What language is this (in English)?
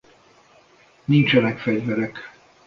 Hungarian